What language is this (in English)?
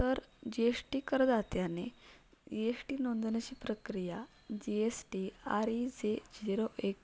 Marathi